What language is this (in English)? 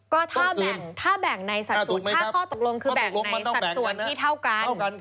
Thai